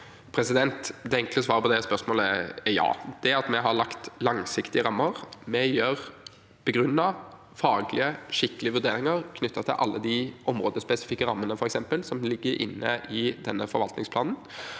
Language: Norwegian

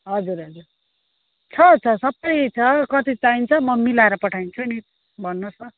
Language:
Nepali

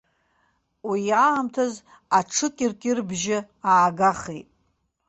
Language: Abkhazian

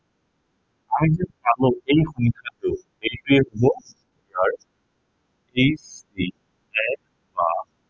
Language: Assamese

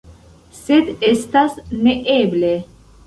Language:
Esperanto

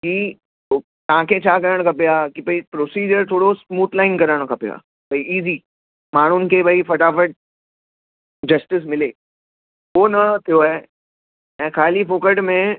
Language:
Sindhi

